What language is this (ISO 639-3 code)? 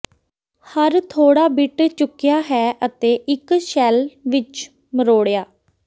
pan